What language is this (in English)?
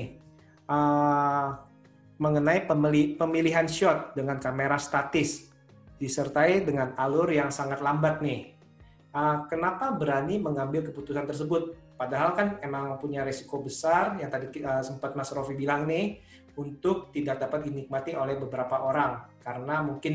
Indonesian